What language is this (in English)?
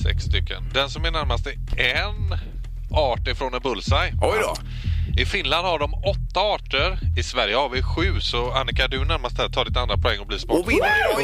Swedish